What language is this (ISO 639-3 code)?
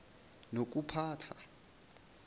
zul